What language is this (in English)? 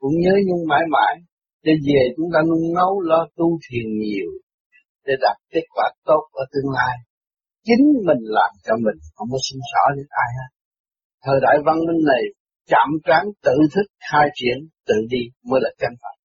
Vietnamese